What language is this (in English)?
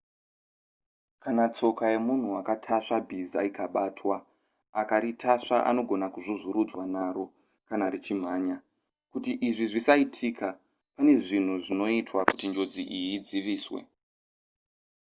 Shona